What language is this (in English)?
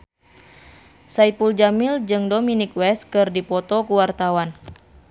Sundanese